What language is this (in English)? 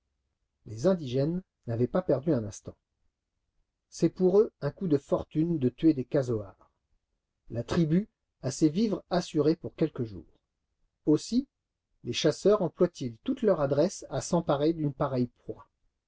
French